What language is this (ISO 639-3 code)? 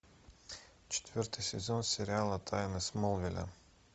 rus